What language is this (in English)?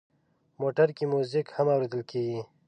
Pashto